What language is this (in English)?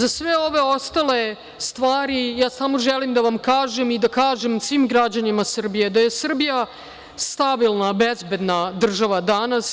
Serbian